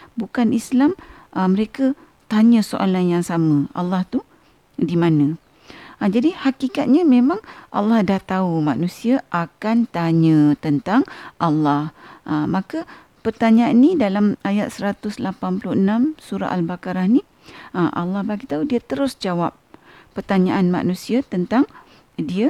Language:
Malay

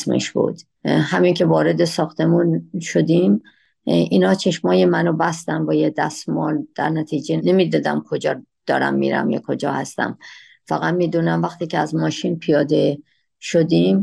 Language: Persian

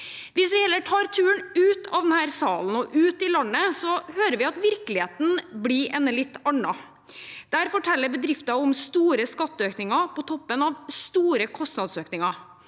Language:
Norwegian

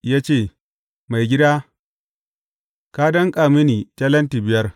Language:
Hausa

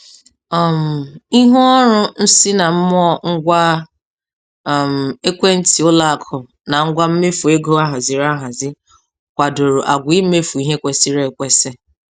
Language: Igbo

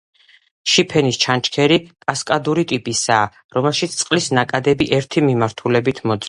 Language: Georgian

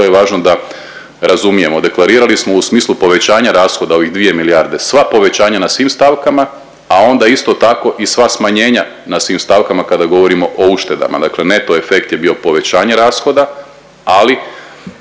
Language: Croatian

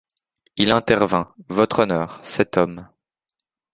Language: French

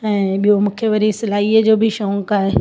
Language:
Sindhi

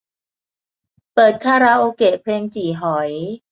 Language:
Thai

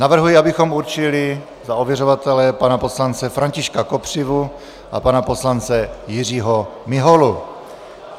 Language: Czech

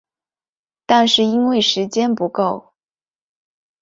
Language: Chinese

